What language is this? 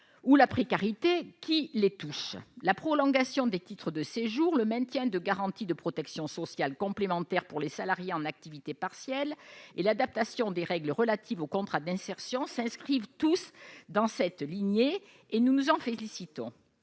French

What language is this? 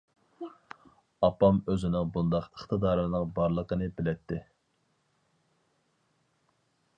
Uyghur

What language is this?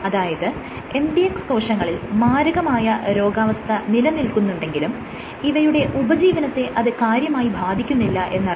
Malayalam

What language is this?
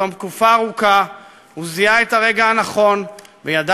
Hebrew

